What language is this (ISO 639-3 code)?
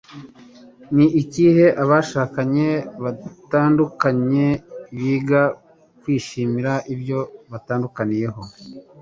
kin